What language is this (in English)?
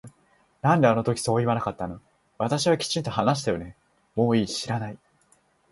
Japanese